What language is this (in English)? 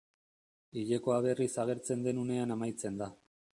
Basque